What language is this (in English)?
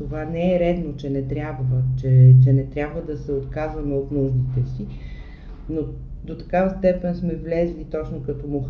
Bulgarian